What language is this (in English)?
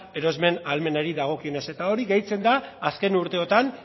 Basque